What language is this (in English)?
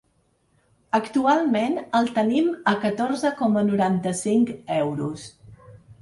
Catalan